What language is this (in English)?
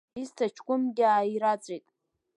Abkhazian